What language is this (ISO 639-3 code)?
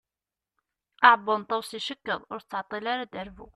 kab